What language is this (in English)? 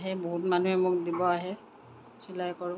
Assamese